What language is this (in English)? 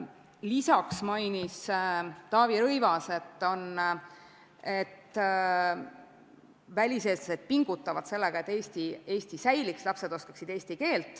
Estonian